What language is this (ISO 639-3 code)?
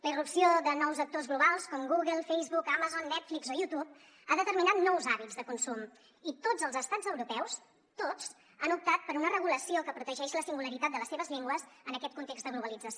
cat